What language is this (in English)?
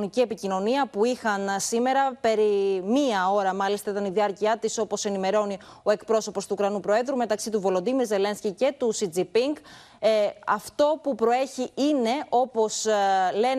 Greek